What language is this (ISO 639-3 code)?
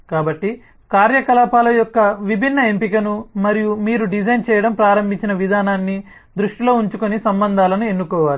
tel